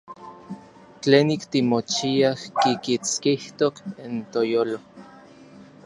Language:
Orizaba Nahuatl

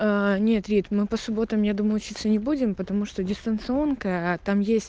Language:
Russian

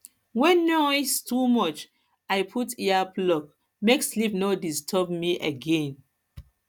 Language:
Nigerian Pidgin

